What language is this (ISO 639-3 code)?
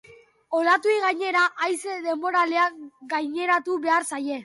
eus